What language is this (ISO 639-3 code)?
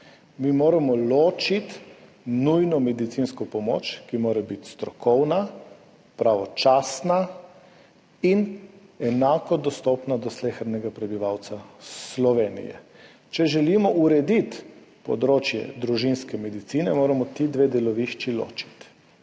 slv